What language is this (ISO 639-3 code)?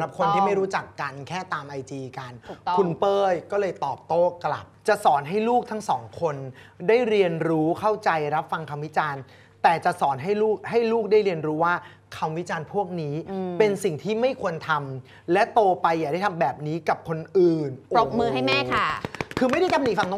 tha